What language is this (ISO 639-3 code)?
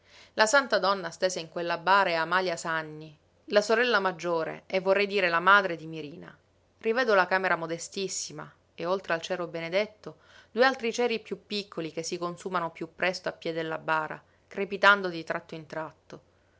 ita